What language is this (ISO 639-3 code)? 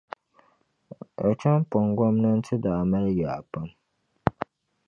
dag